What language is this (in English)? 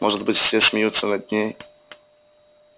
Russian